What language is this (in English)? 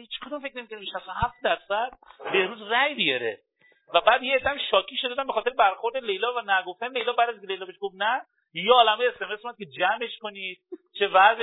Persian